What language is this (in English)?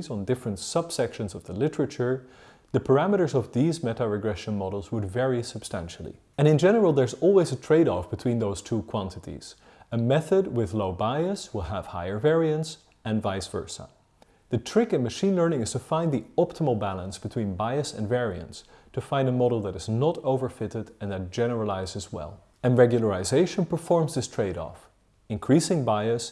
English